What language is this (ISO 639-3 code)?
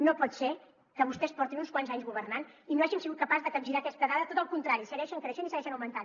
cat